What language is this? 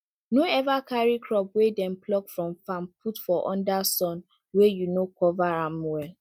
Nigerian Pidgin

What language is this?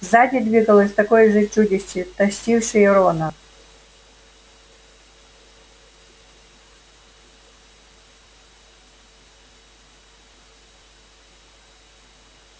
Russian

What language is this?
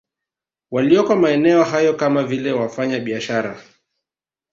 Swahili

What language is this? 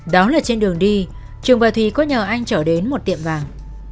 Vietnamese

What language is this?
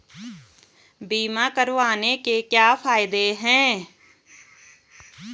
Hindi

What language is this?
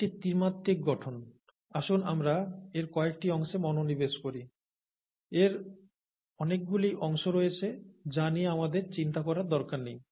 Bangla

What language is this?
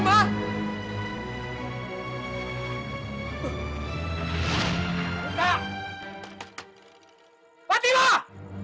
Indonesian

